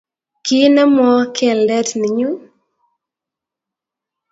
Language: Kalenjin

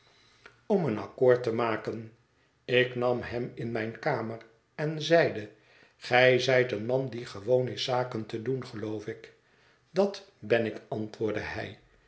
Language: Dutch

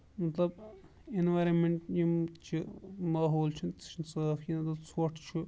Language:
Kashmiri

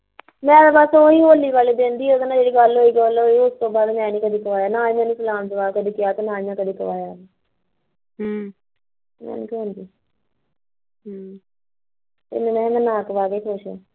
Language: Punjabi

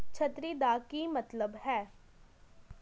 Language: Punjabi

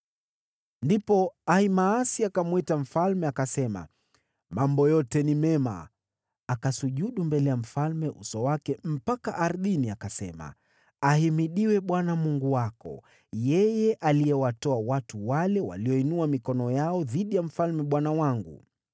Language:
Swahili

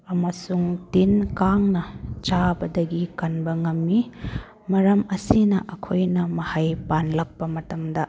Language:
Manipuri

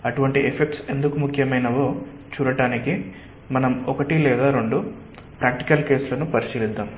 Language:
Telugu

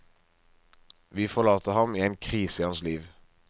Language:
Norwegian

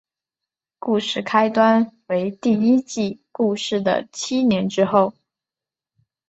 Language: Chinese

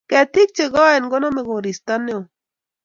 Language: Kalenjin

